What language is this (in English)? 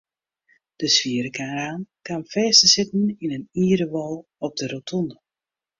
Western Frisian